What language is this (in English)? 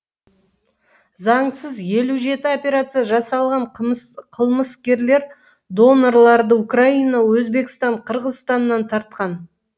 Kazakh